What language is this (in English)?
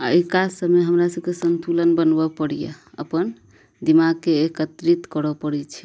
Maithili